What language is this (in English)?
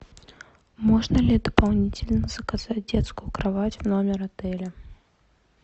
Russian